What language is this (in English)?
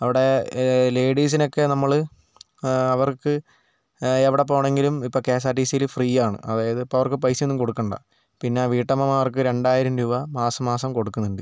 Malayalam